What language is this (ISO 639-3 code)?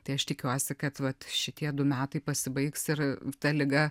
lit